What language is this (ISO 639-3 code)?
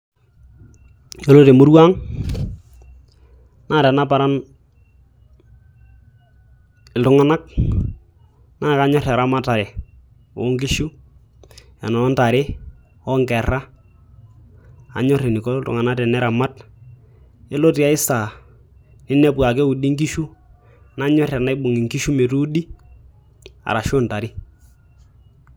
mas